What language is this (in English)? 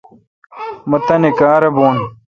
Kalkoti